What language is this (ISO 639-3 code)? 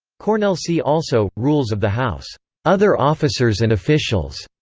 eng